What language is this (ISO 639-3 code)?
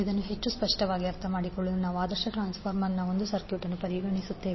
kan